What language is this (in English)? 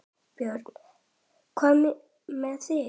Icelandic